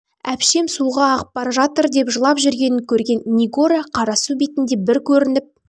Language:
Kazakh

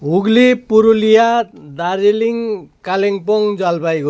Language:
Nepali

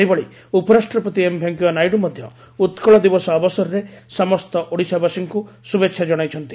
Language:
Odia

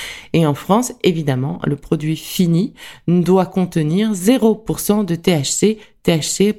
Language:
French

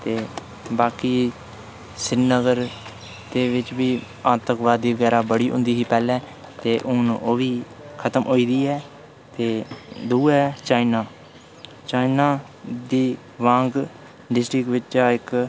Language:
Dogri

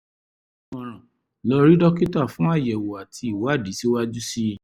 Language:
Yoruba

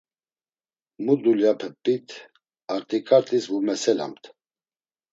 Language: Laz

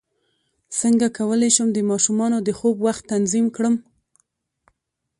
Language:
Pashto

